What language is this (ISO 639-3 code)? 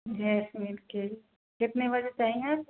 hin